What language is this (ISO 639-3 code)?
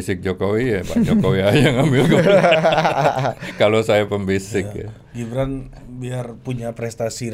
ind